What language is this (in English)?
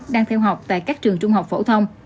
Vietnamese